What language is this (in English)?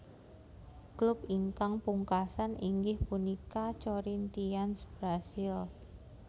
Javanese